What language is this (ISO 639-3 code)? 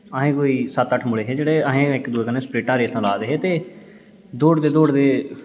doi